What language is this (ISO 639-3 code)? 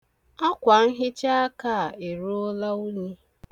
ibo